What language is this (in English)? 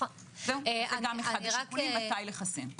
Hebrew